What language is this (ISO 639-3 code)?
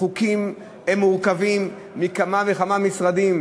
heb